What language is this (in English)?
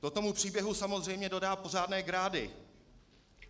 Czech